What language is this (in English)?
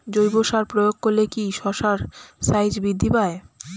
Bangla